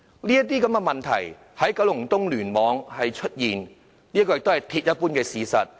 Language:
Cantonese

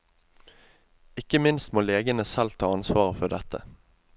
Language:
Norwegian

